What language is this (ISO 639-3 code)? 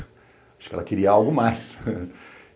por